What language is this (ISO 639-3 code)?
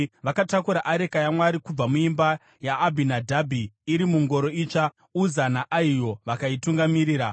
sna